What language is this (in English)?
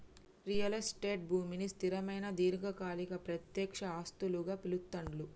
Telugu